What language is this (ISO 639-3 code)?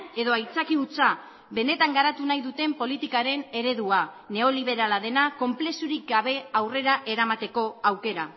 eus